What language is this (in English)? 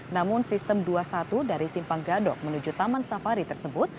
Indonesian